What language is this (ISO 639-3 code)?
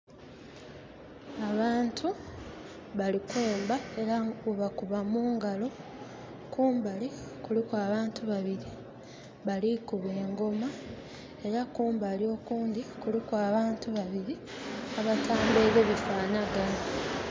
xog